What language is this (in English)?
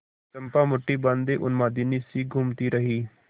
Hindi